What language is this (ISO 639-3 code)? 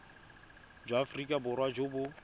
tsn